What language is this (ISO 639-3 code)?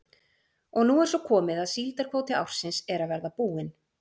isl